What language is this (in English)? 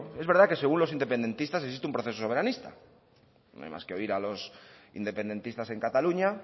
Spanish